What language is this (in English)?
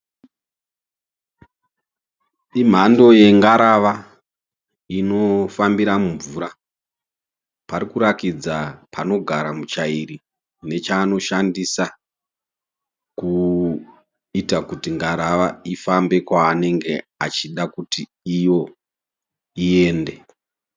Shona